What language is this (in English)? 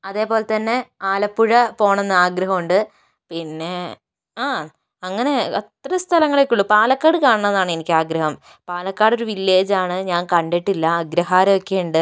Malayalam